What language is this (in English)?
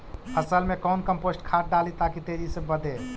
Magahi